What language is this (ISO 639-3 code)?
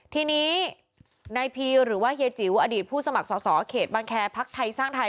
tha